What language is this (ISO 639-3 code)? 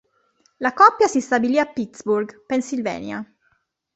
ita